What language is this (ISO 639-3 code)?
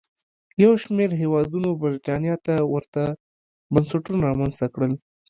pus